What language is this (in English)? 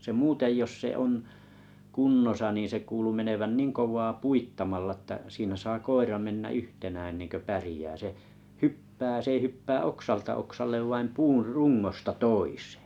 Finnish